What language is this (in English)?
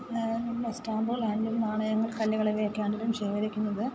Malayalam